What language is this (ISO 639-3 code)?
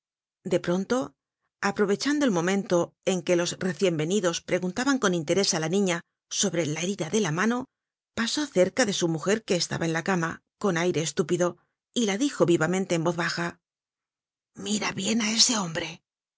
spa